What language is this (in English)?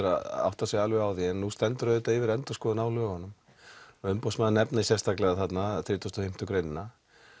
Icelandic